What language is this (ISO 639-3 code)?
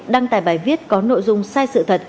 vie